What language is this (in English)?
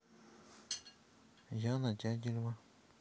Russian